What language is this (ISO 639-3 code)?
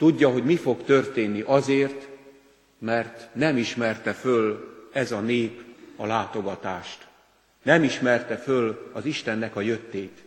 hun